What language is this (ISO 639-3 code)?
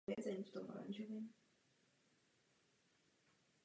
ces